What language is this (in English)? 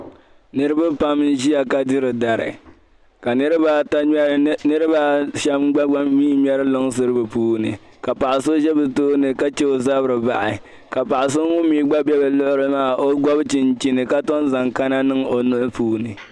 Dagbani